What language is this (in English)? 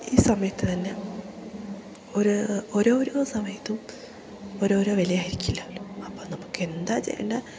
Malayalam